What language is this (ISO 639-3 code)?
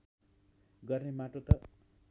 nep